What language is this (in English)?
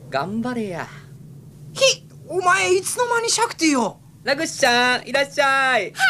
Japanese